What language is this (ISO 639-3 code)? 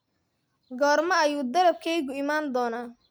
som